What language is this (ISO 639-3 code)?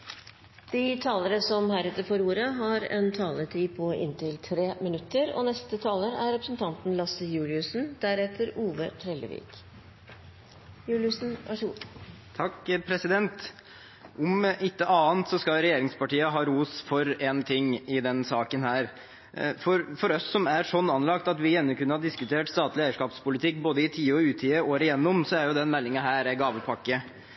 nob